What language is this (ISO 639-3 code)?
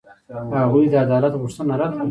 pus